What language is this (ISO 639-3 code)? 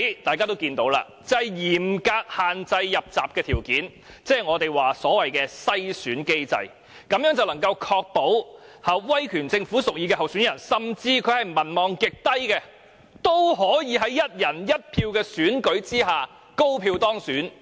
yue